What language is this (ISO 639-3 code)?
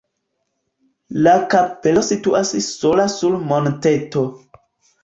epo